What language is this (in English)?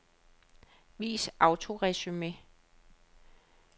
Danish